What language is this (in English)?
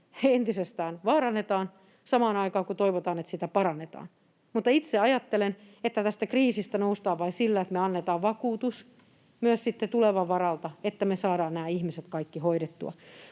Finnish